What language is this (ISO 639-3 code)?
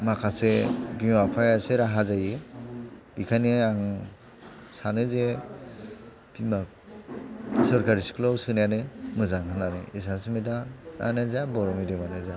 brx